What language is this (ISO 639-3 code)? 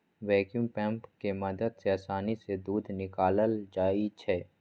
mag